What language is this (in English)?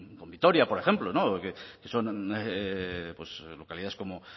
Spanish